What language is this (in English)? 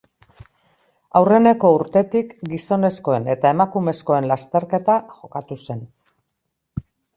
Basque